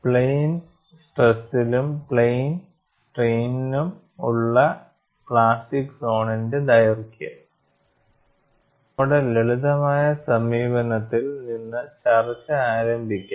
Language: Malayalam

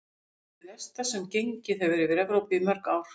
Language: Icelandic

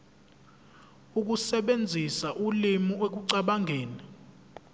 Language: Zulu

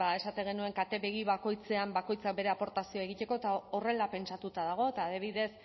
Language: Basque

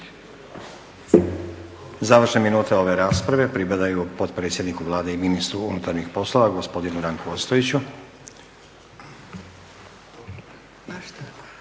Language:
Croatian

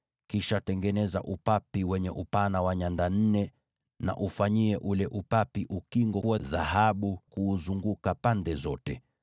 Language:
Swahili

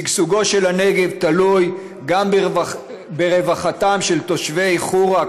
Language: Hebrew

